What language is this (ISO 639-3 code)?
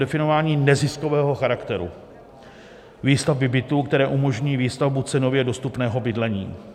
ces